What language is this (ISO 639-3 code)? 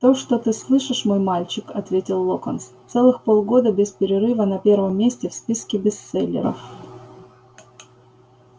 rus